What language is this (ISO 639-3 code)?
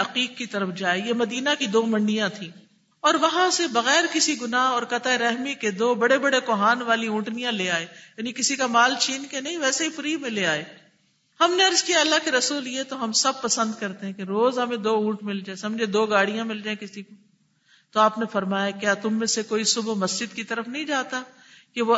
urd